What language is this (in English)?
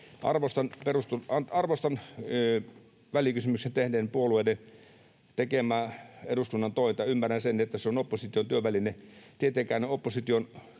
Finnish